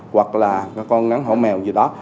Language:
Vietnamese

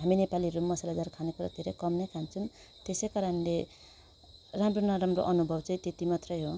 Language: Nepali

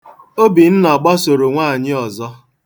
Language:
Igbo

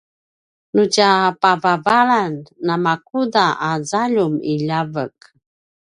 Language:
Paiwan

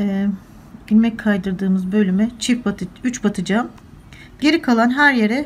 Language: Turkish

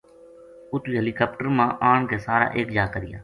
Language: Gujari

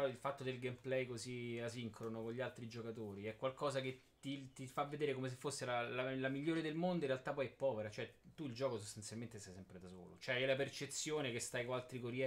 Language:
Italian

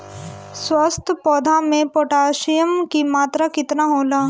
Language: Bhojpuri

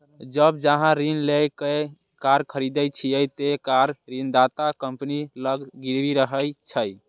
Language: Maithili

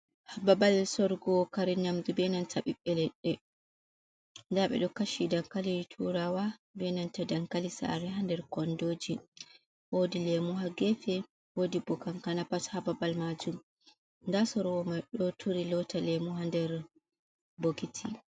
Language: Fula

